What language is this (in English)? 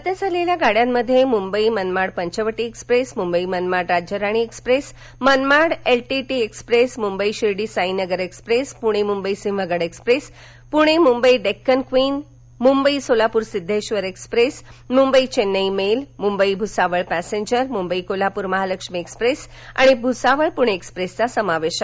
Marathi